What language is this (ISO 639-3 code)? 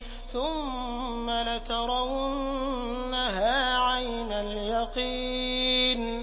ara